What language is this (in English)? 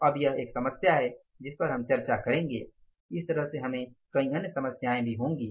Hindi